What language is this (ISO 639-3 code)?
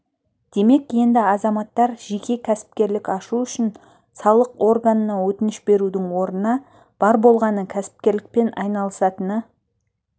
kaz